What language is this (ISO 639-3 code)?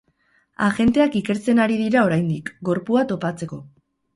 eus